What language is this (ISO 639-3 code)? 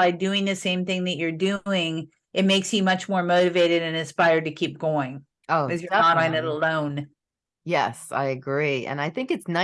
eng